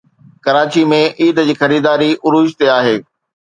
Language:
Sindhi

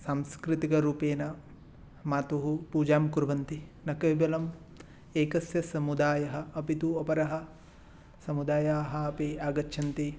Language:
Sanskrit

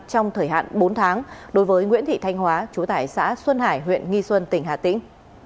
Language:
Vietnamese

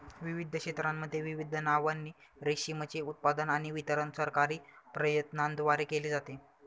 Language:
Marathi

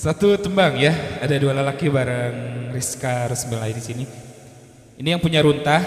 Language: Indonesian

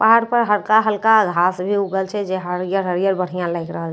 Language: Maithili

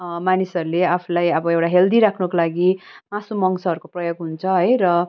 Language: Nepali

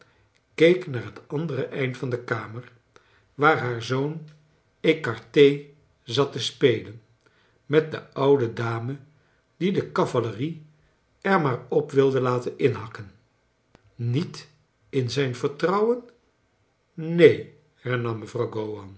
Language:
Dutch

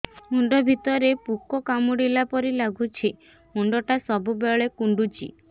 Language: Odia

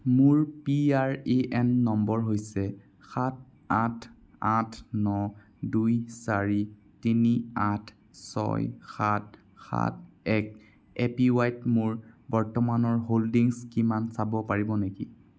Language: Assamese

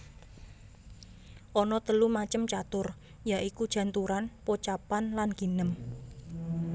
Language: Javanese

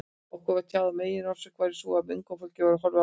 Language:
Icelandic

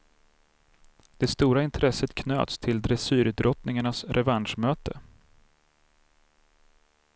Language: Swedish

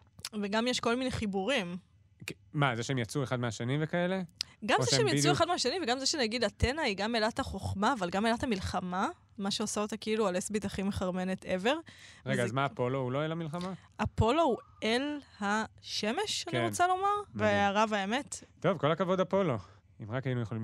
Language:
Hebrew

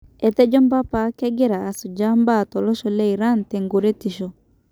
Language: Masai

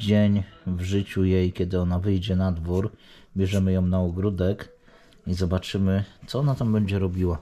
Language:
Polish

